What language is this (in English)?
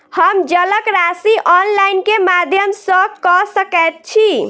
Maithili